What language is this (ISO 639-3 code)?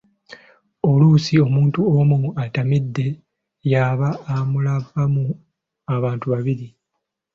lug